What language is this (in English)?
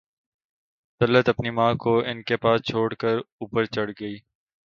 Urdu